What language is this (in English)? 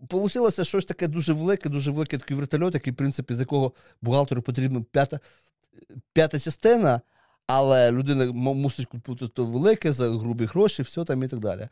Ukrainian